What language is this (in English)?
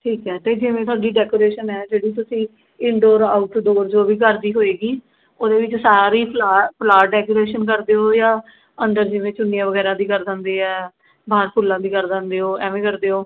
Punjabi